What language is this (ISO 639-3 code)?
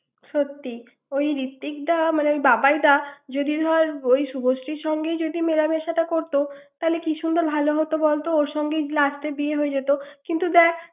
ben